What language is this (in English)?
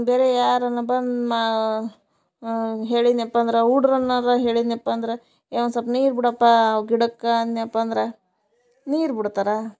Kannada